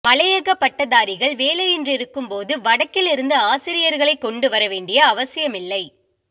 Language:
Tamil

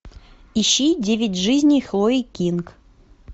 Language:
Russian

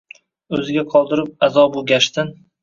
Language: Uzbek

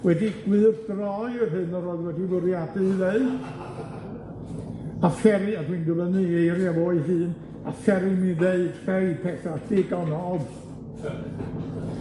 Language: Welsh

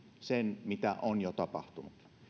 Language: Finnish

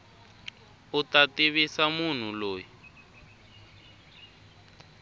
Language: Tsonga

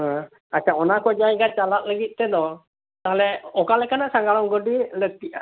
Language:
Santali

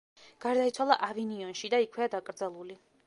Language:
Georgian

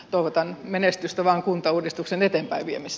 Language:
Finnish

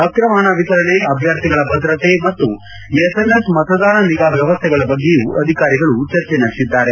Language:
Kannada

